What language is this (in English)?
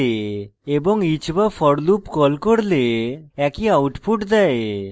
Bangla